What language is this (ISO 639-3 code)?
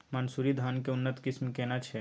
mai